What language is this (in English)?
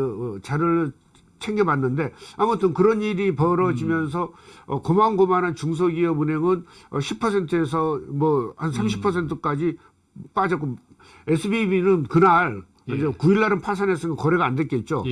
Korean